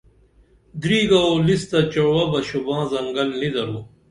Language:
Dameli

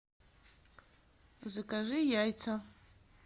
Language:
Russian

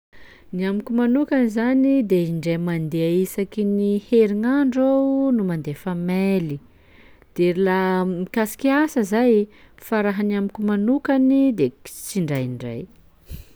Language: Sakalava Malagasy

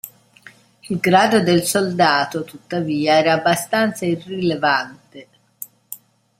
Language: Italian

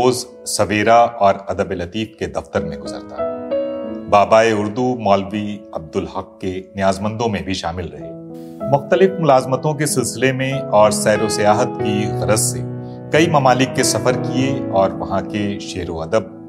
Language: Hindi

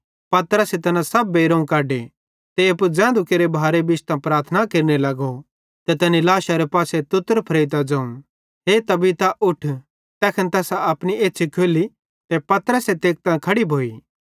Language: Bhadrawahi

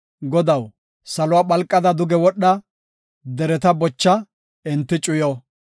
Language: Gofa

